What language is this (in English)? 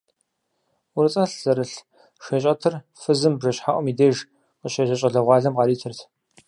Kabardian